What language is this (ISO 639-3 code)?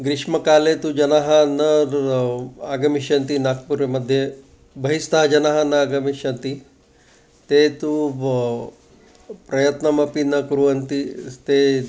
san